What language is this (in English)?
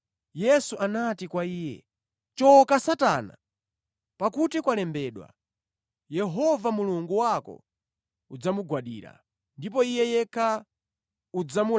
Nyanja